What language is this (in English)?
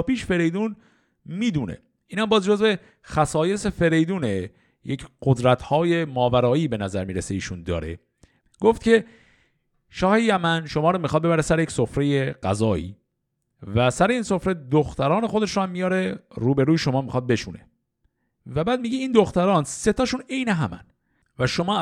Persian